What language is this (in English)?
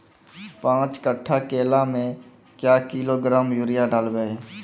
Maithili